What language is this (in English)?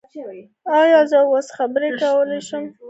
Pashto